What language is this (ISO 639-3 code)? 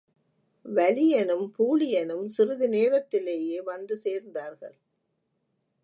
tam